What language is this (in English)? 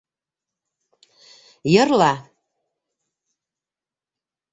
Bashkir